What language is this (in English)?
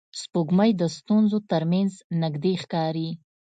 Pashto